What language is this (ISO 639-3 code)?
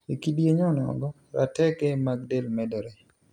luo